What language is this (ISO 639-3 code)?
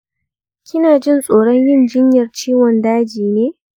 hau